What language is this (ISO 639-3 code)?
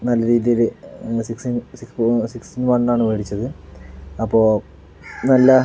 mal